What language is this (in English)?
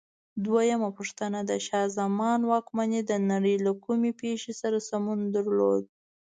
Pashto